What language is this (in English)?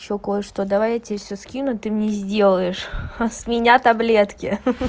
Russian